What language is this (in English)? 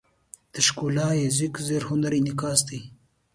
Pashto